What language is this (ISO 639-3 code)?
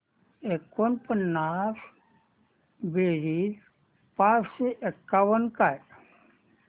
mar